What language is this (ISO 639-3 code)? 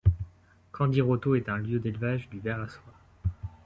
fra